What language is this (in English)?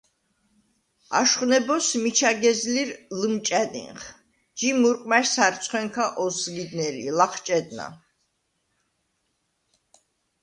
Svan